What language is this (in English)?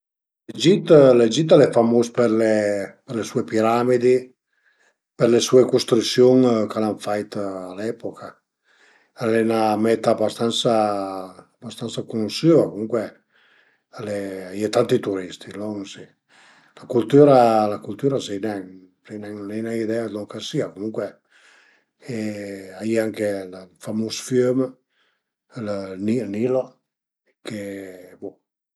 Piedmontese